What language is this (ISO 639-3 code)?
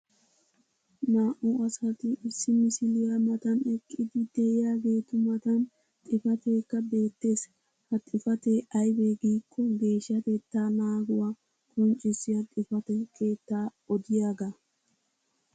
wal